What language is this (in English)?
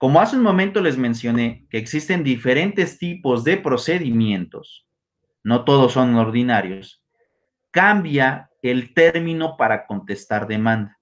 Spanish